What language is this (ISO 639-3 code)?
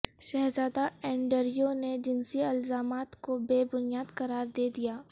urd